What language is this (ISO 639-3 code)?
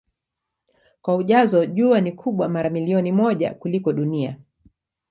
swa